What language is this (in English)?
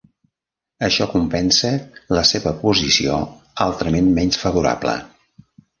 Catalan